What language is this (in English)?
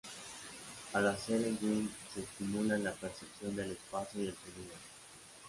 Spanish